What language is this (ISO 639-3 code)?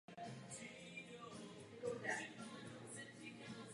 ces